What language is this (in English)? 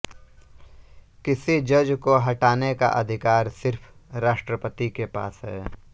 Hindi